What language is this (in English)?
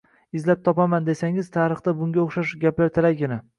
Uzbek